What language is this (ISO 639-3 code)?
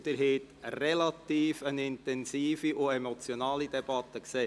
gsw